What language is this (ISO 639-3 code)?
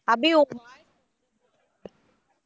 tam